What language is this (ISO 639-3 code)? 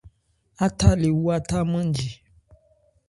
ebr